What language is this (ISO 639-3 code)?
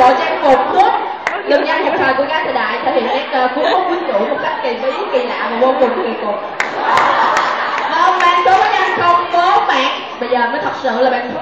vie